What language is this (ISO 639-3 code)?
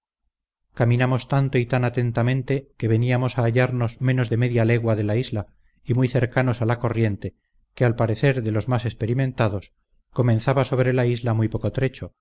spa